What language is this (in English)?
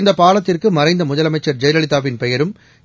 Tamil